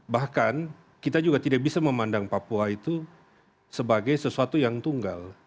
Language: Indonesian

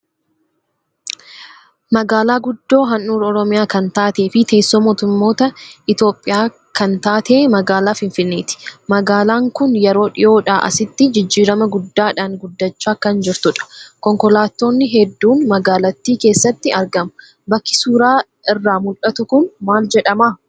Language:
Oromo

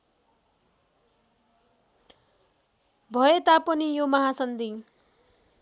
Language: Nepali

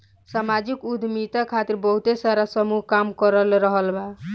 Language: Bhojpuri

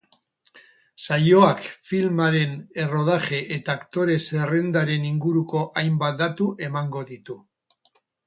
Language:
Basque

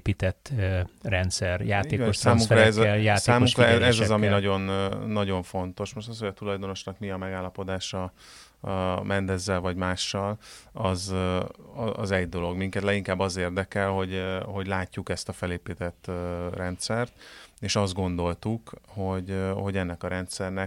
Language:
Hungarian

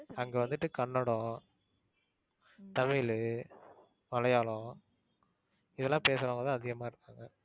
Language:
Tamil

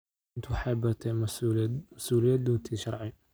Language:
Somali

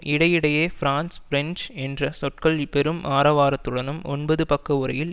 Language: Tamil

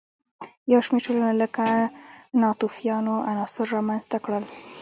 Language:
Pashto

